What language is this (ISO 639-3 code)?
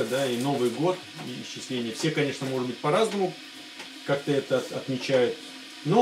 rus